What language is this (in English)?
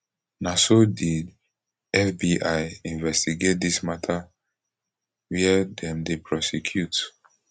Nigerian Pidgin